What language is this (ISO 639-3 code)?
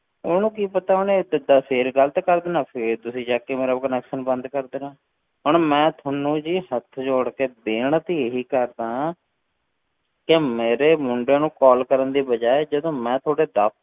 pan